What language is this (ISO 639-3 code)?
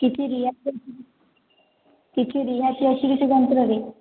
ori